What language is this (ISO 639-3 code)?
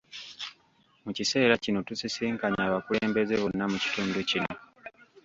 lug